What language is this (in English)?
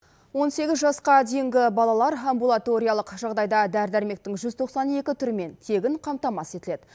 Kazakh